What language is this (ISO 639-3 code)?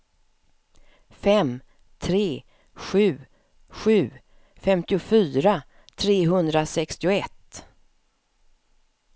swe